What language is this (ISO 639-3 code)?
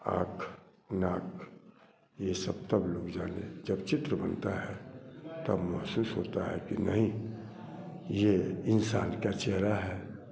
hin